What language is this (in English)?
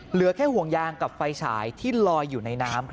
Thai